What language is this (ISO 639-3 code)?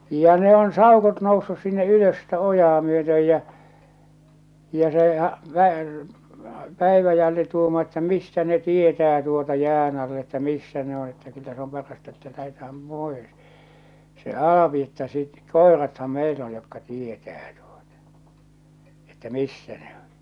fin